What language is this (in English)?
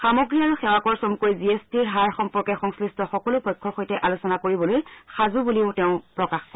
Assamese